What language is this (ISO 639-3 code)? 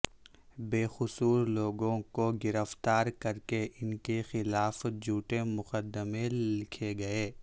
urd